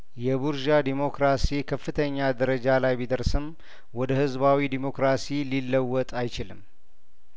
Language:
Amharic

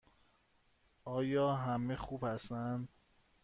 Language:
Persian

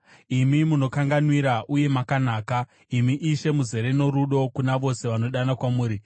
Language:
Shona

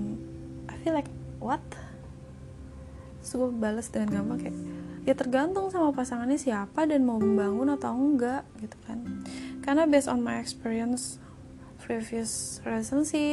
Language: Indonesian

